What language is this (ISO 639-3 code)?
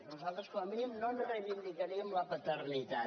cat